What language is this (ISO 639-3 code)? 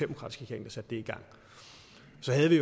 dan